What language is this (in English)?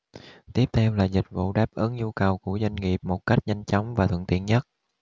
Vietnamese